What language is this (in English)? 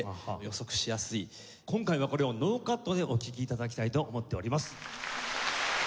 Japanese